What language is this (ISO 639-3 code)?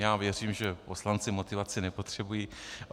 ces